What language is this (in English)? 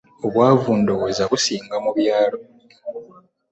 Ganda